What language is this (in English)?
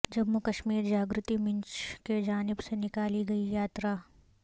Urdu